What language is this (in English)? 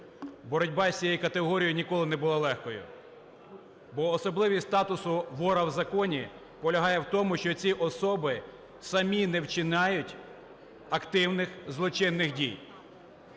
Ukrainian